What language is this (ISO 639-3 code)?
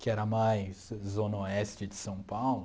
por